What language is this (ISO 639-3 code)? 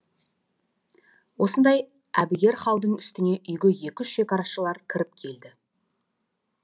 kaz